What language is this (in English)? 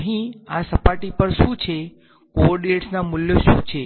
Gujarati